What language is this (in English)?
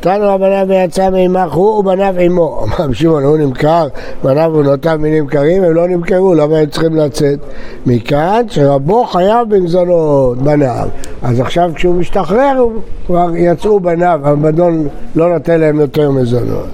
Hebrew